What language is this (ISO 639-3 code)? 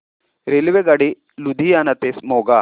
mar